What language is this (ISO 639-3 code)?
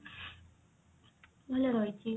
ori